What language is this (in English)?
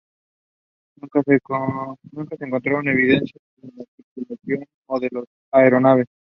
Spanish